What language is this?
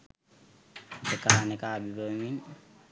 Sinhala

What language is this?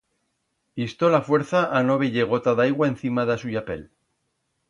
Aragonese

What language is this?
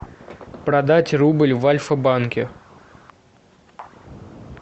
Russian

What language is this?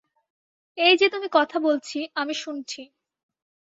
Bangla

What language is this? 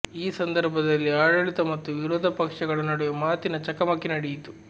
Kannada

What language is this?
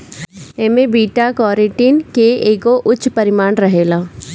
Bhojpuri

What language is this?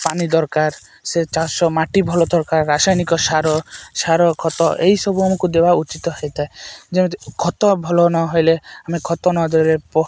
Odia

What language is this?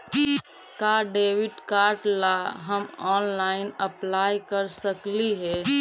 Magahi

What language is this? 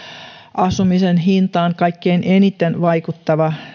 Finnish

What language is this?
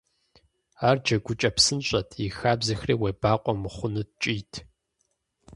Kabardian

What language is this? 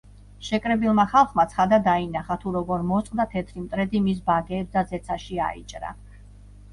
Georgian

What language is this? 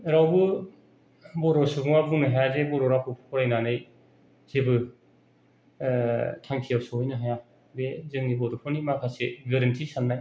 Bodo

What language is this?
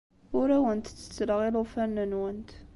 Kabyle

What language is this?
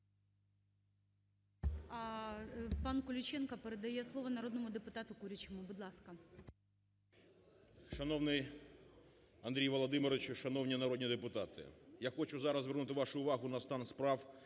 Ukrainian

